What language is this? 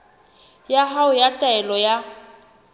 Southern Sotho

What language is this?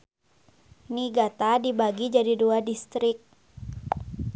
Sundanese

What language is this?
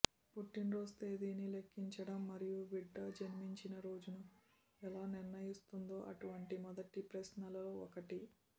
Telugu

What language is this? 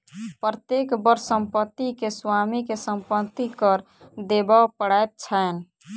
Maithili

